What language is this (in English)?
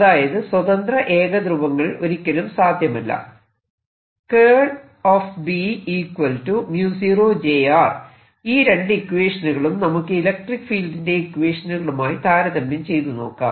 Malayalam